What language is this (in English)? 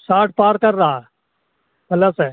Urdu